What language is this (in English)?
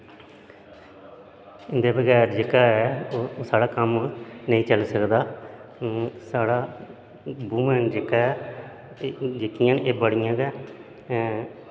Dogri